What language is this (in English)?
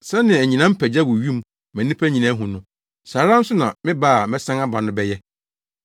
Akan